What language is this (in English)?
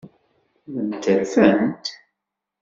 Kabyle